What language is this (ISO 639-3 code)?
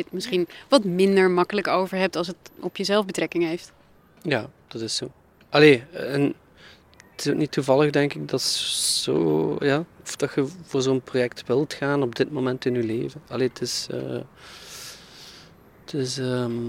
nld